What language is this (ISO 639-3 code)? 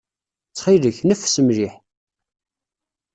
kab